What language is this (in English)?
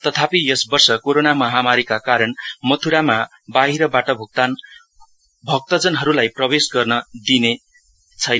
Nepali